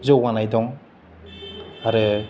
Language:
Bodo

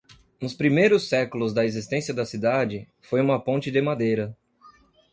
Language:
Portuguese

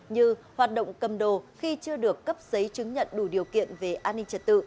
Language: Vietnamese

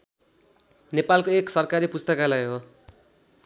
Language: Nepali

